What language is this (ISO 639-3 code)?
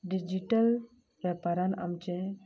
kok